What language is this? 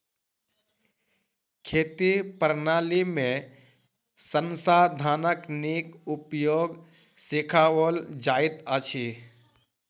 Maithili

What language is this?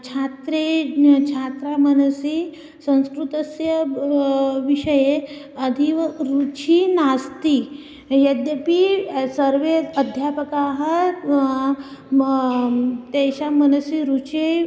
Sanskrit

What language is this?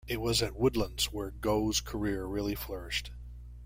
English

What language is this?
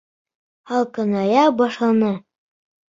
Bashkir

